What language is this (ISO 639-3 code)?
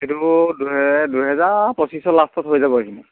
asm